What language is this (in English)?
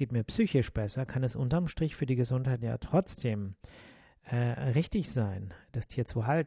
German